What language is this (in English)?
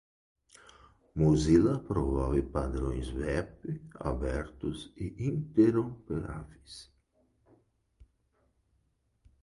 Portuguese